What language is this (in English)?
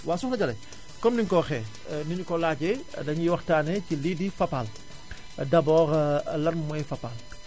Wolof